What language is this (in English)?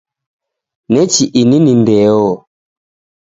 Taita